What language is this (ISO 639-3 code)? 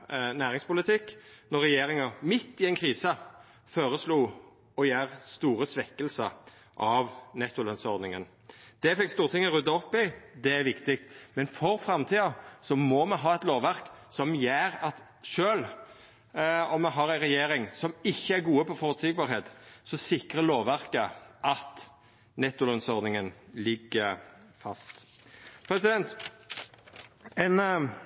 nno